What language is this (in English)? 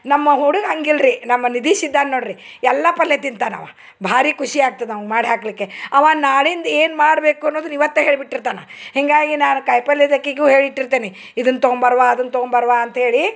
Kannada